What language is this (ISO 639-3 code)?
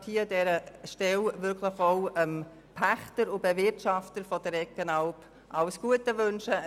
gsw